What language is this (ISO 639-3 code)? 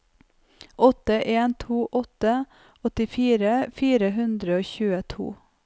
nor